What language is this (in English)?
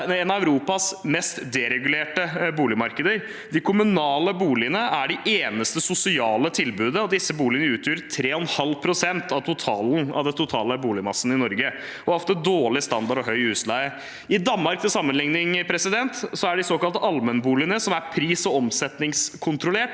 Norwegian